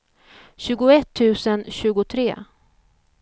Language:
Swedish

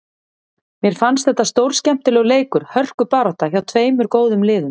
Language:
Icelandic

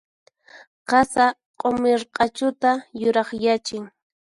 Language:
Puno Quechua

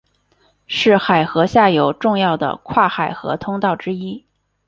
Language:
Chinese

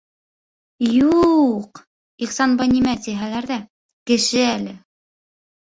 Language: Bashkir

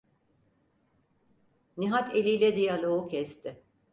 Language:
Turkish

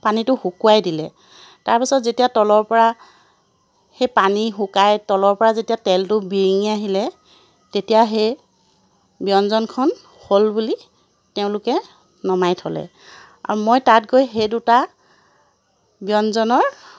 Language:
Assamese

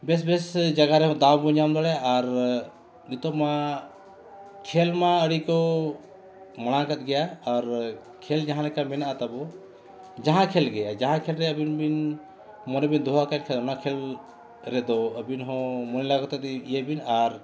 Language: Santali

